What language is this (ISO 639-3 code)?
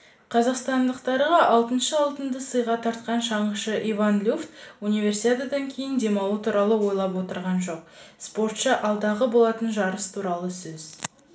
kaz